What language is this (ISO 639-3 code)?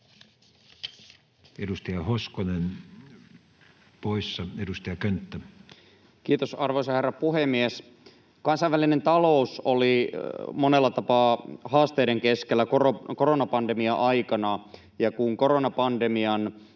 fin